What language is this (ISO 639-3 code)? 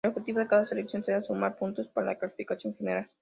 spa